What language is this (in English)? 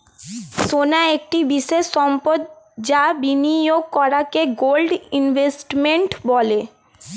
Bangla